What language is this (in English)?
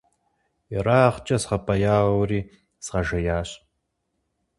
Kabardian